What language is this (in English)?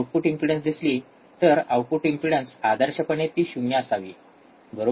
Marathi